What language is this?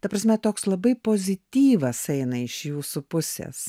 Lithuanian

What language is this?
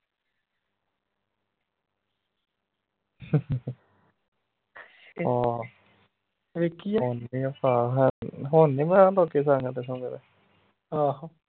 Punjabi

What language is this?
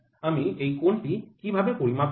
Bangla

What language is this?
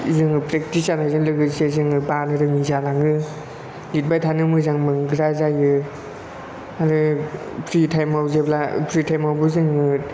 Bodo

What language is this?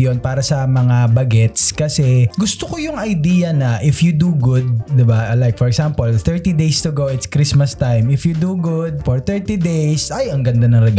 Filipino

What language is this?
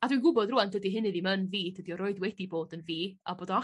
Welsh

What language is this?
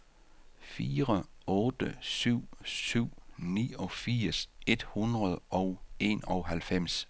Danish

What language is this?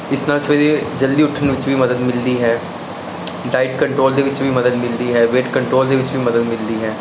Punjabi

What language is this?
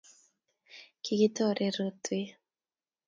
Kalenjin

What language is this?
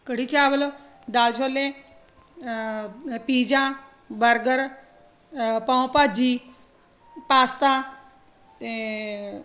Punjabi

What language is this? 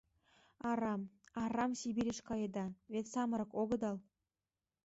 Mari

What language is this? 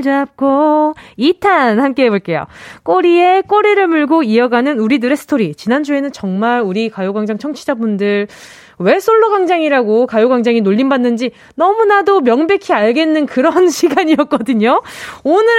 Korean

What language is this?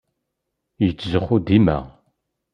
Kabyle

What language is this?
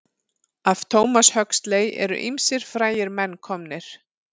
Icelandic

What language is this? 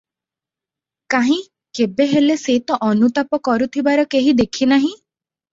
Odia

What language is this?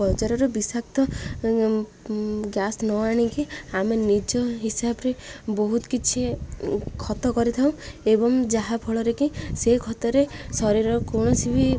Odia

